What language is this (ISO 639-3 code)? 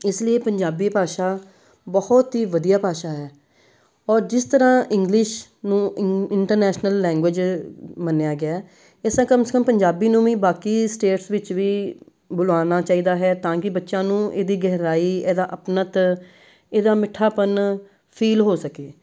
pan